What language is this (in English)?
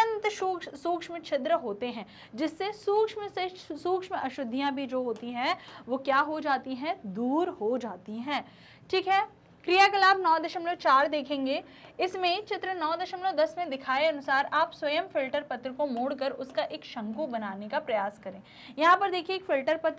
Hindi